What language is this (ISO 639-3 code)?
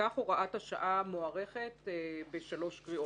heb